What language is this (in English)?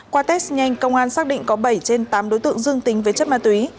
Vietnamese